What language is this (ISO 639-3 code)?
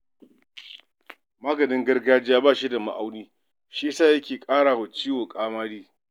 hau